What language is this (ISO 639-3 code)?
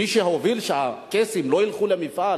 heb